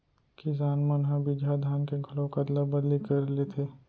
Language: Chhattisgarhi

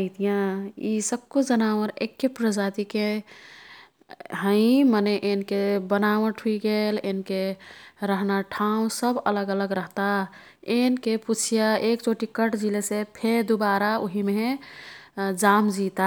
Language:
Kathoriya Tharu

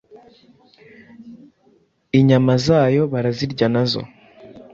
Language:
Kinyarwanda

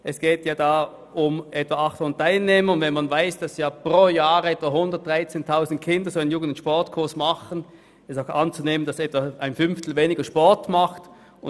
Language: Swiss German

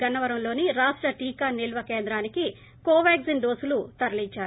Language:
Telugu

